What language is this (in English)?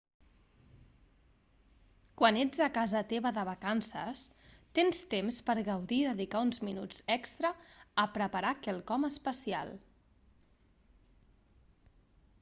Catalan